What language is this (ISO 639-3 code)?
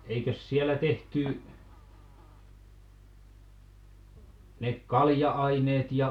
fin